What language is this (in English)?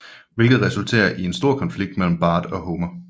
Danish